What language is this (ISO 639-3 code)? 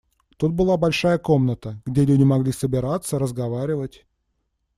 rus